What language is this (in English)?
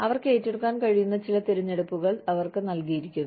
Malayalam